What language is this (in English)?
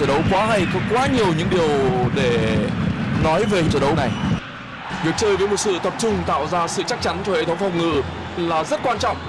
Vietnamese